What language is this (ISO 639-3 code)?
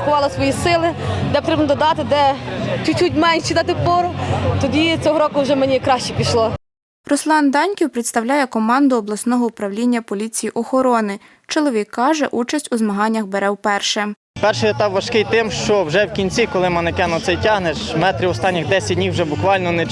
ukr